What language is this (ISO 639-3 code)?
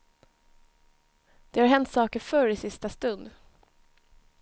swe